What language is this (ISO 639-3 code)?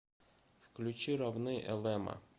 rus